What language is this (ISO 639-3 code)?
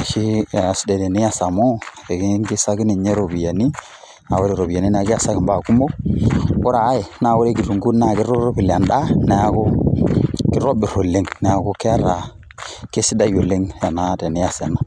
mas